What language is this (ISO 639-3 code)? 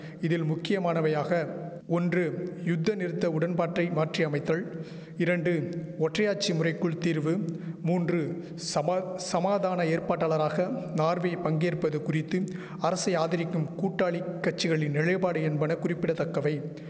tam